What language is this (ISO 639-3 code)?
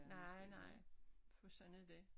dan